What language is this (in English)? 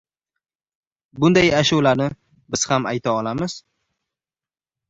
Uzbek